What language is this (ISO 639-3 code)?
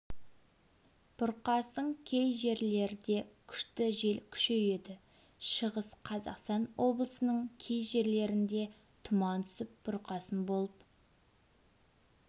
kaz